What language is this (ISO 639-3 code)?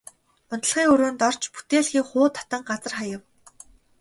mon